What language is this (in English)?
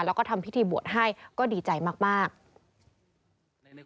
Thai